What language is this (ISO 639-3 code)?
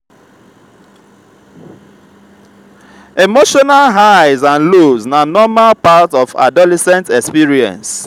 pcm